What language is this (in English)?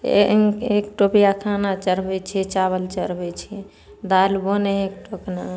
Maithili